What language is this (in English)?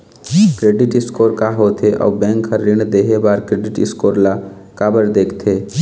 Chhattisgarhi